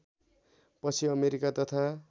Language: Nepali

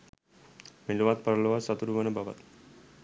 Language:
Sinhala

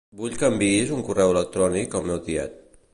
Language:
Catalan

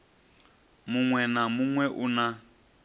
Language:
Venda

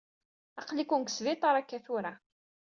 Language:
Kabyle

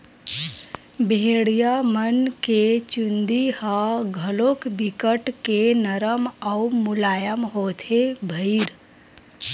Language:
Chhattisgarhi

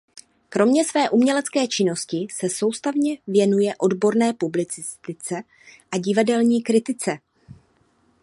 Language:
Czech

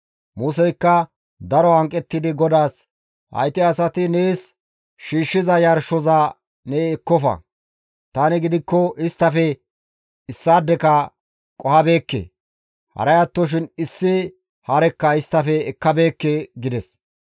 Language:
Gamo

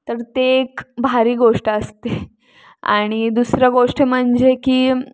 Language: Marathi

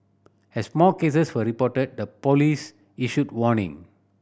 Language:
English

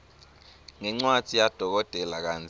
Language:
Swati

